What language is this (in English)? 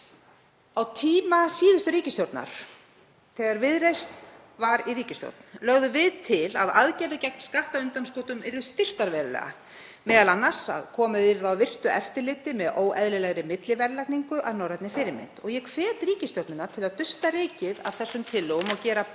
Icelandic